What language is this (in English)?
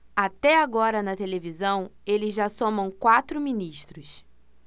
Portuguese